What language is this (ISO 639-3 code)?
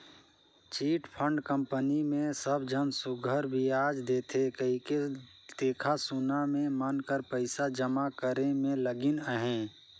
hne